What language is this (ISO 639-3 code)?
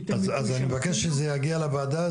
heb